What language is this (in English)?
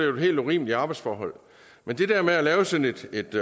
Danish